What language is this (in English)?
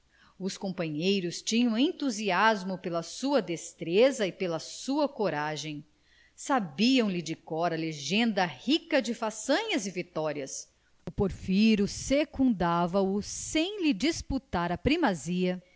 Portuguese